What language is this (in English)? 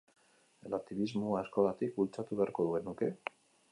Basque